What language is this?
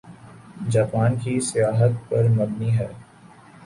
Urdu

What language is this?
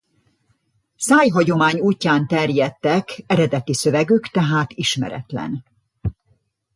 Hungarian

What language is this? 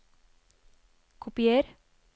Norwegian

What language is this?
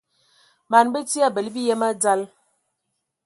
Ewondo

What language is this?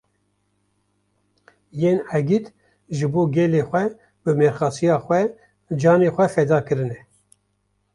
Kurdish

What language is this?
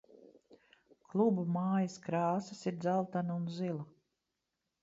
Latvian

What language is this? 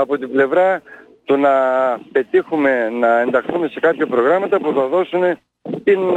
Greek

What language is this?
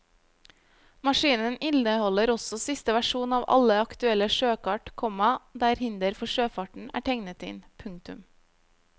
Norwegian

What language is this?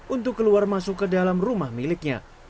Indonesian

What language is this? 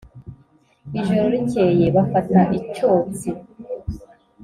Kinyarwanda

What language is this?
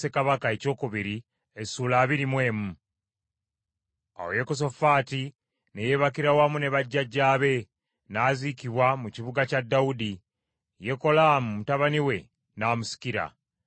Ganda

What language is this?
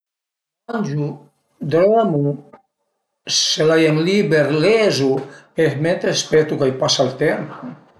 Piedmontese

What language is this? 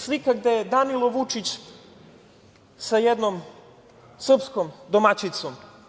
Serbian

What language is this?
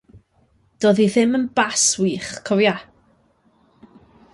Welsh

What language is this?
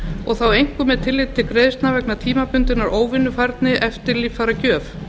Icelandic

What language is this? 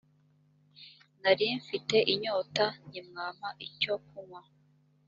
Kinyarwanda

